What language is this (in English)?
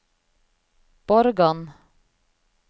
Norwegian